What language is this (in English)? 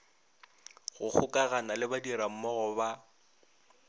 Northern Sotho